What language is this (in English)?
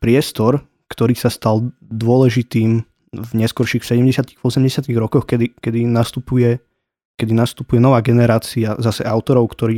Slovak